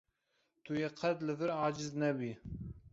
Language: Kurdish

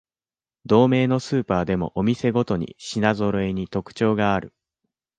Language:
Japanese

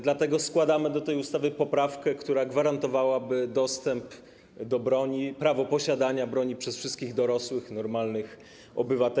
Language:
Polish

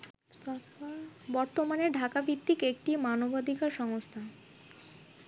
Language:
Bangla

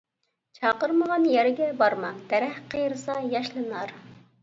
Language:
Uyghur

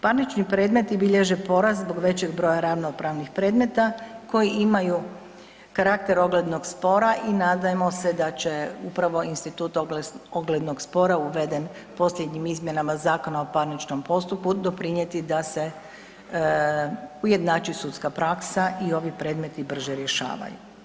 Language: Croatian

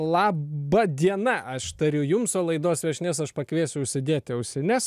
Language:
Lithuanian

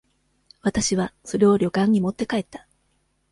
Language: Japanese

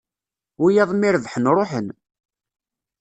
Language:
Kabyle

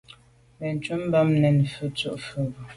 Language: Medumba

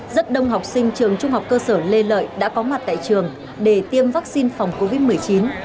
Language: Vietnamese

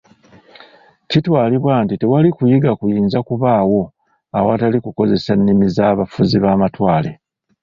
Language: Ganda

